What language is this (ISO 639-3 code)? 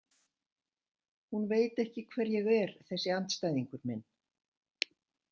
isl